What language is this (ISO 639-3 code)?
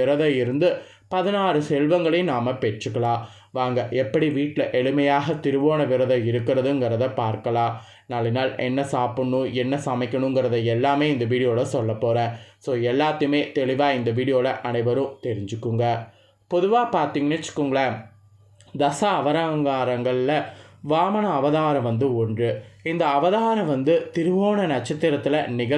tam